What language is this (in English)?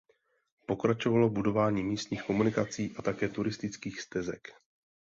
Czech